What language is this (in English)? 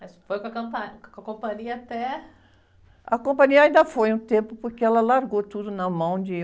Portuguese